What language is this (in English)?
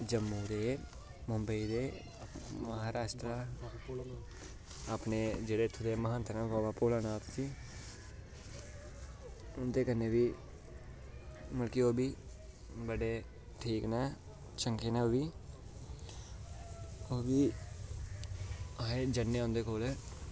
Dogri